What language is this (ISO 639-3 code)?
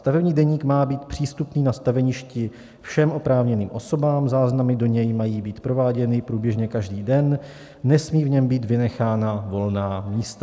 ces